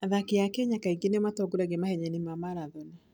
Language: Kikuyu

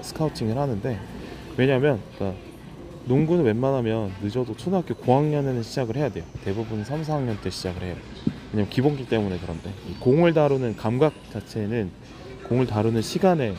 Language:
Korean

